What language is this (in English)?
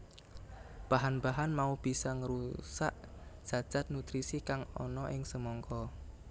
Javanese